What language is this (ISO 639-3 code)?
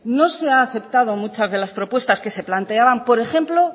spa